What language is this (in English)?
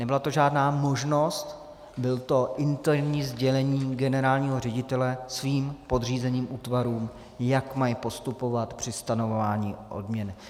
Czech